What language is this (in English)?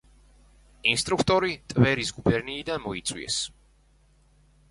Georgian